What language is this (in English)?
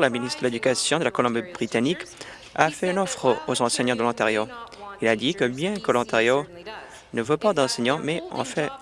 French